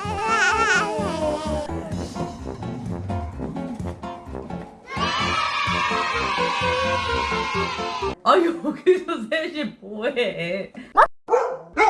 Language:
Korean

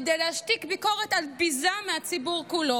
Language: Hebrew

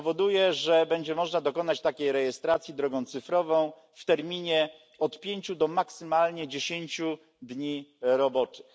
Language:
Polish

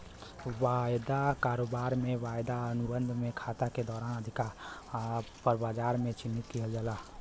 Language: Bhojpuri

